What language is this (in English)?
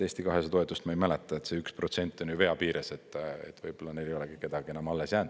Estonian